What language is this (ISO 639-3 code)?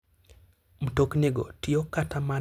luo